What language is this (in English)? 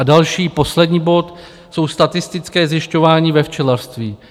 Czech